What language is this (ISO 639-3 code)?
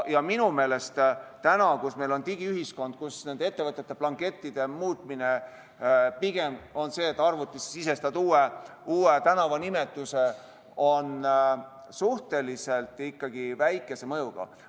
est